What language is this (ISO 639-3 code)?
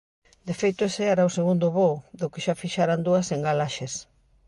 glg